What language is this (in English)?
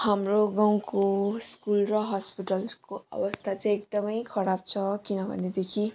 Nepali